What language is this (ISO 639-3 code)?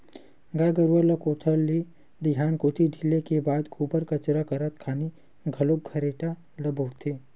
hne